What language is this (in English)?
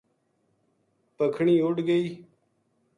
Gujari